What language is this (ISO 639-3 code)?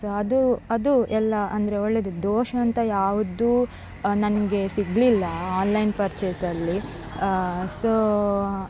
kan